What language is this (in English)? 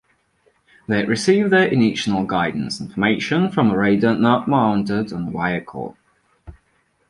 English